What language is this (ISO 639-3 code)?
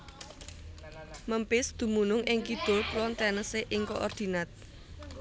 jav